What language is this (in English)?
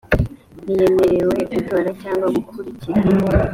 Kinyarwanda